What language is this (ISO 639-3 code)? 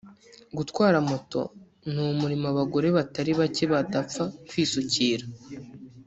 kin